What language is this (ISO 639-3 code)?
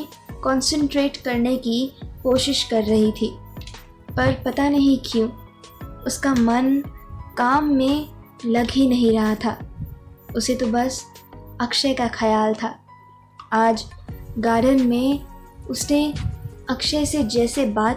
hin